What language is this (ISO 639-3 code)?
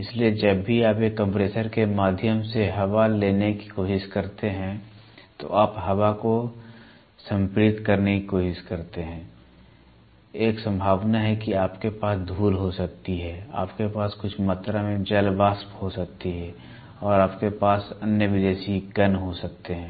hin